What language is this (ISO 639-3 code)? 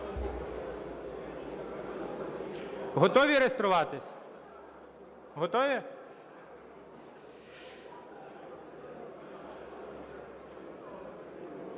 ukr